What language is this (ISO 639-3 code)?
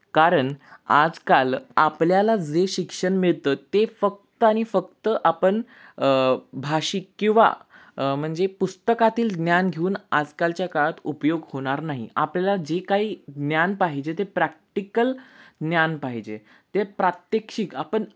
mar